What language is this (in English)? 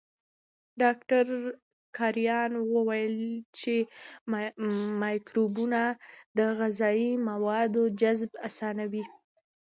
Pashto